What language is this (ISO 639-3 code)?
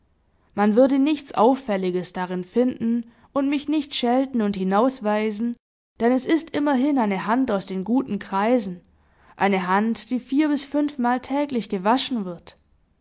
deu